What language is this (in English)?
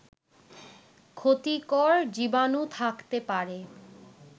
Bangla